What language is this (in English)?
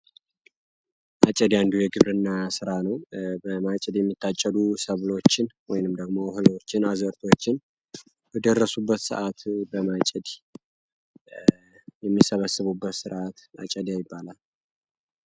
Amharic